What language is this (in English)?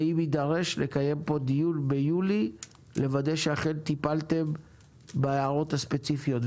Hebrew